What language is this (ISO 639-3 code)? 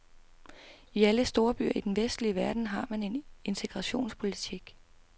dan